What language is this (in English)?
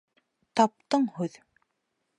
Bashkir